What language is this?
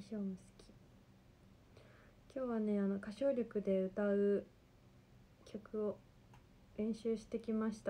Japanese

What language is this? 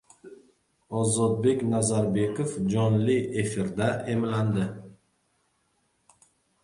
Uzbek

